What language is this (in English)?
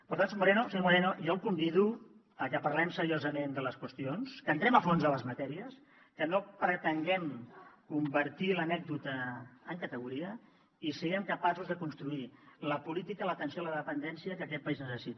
Catalan